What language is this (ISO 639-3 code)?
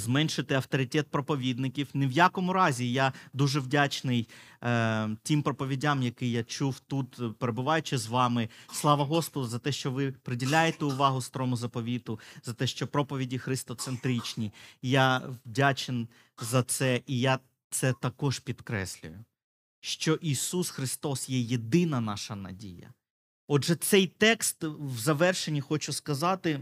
ukr